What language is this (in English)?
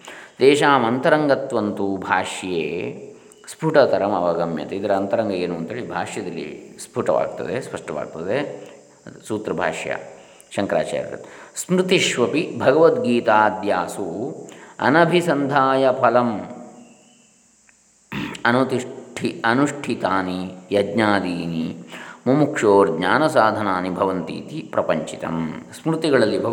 Kannada